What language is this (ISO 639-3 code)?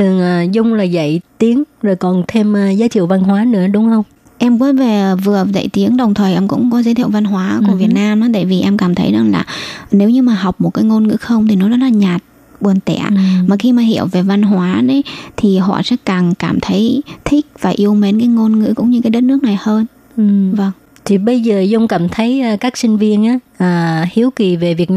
vie